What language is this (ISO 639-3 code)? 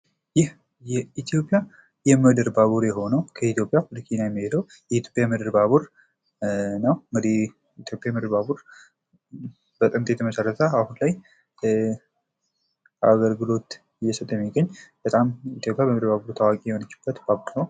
amh